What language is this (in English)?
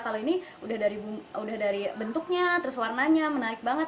Indonesian